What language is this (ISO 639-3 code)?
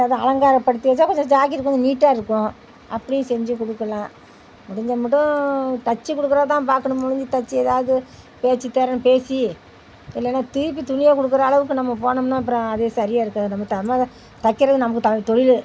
tam